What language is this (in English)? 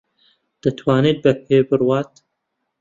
Central Kurdish